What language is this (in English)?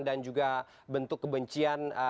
Indonesian